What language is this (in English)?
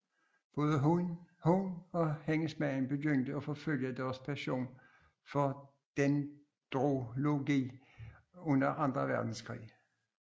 Danish